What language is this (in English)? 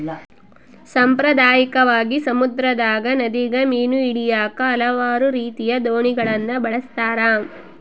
Kannada